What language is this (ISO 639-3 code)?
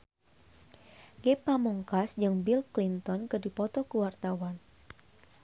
sun